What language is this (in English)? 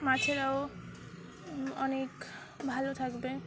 Bangla